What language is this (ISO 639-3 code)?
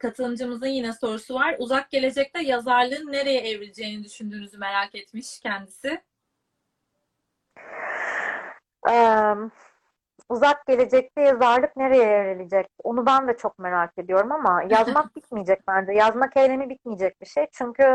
tur